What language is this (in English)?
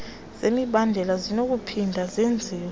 Xhosa